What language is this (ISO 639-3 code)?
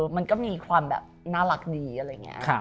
tha